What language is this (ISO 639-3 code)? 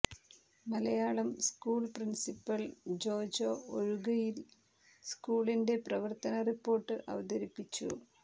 mal